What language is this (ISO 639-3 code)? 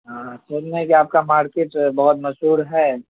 urd